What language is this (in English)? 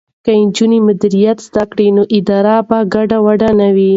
Pashto